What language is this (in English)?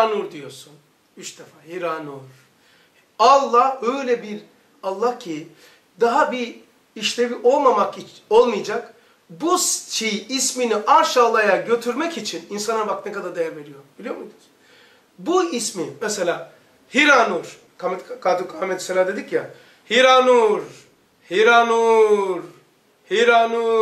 Turkish